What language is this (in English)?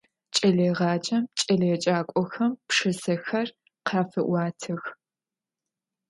Adyghe